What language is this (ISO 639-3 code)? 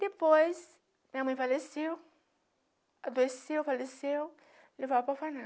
por